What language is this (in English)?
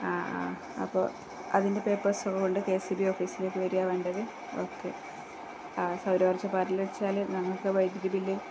Malayalam